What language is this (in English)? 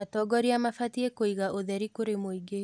Kikuyu